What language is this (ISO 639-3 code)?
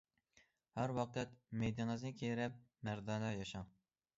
uig